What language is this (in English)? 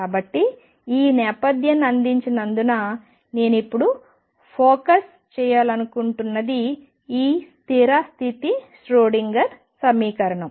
Telugu